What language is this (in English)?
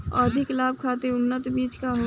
Bhojpuri